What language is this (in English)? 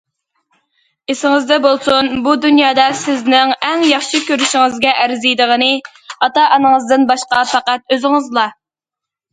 Uyghur